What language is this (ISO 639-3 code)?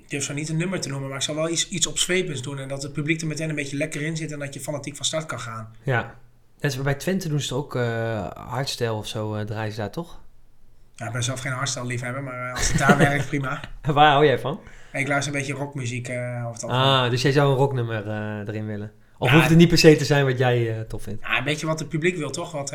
nld